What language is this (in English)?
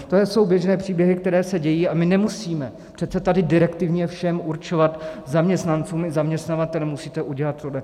Czech